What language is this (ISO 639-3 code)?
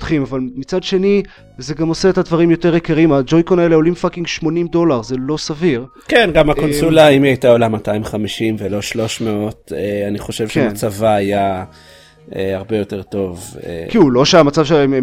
heb